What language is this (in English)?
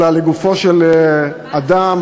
Hebrew